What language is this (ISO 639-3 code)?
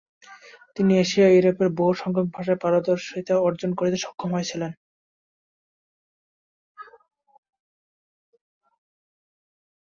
ben